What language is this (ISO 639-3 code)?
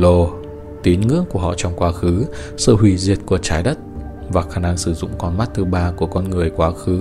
vie